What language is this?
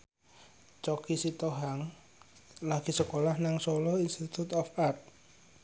Javanese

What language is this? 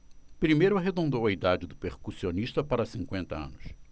Portuguese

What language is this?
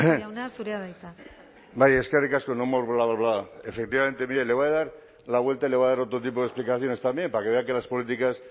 Spanish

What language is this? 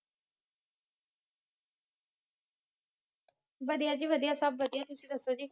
Punjabi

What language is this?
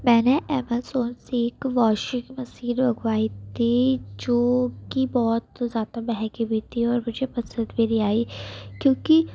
Urdu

